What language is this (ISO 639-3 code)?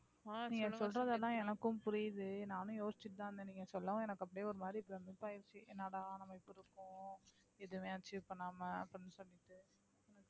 tam